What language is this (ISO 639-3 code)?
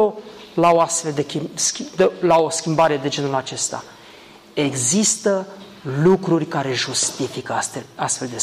ron